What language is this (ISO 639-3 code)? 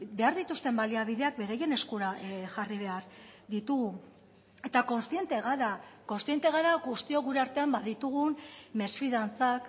eus